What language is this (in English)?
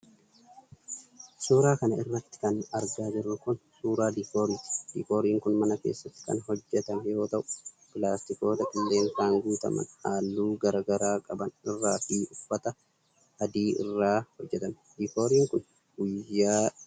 Oromo